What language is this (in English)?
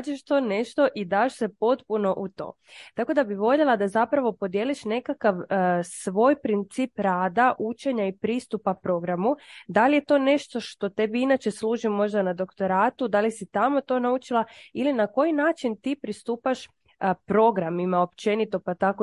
Croatian